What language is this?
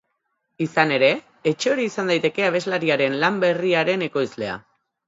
Basque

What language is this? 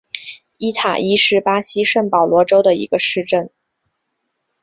Chinese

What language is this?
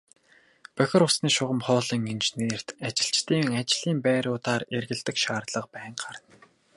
Mongolian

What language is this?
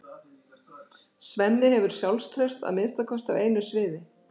Icelandic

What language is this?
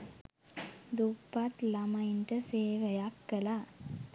Sinhala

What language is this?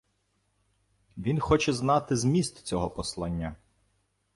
Ukrainian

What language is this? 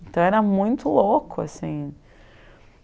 Portuguese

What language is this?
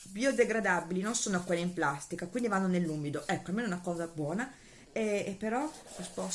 Italian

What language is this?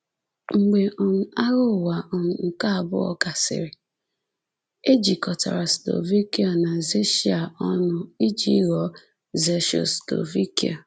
Igbo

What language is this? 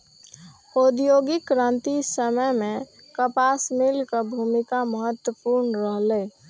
Maithili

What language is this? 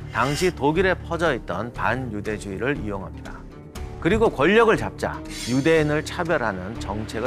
Korean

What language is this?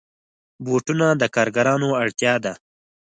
Pashto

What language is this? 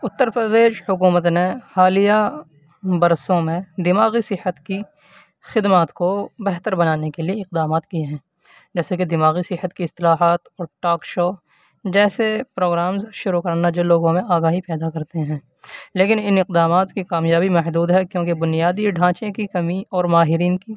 Urdu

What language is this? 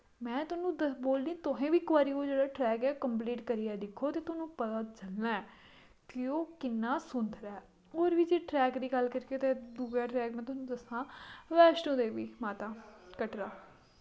Dogri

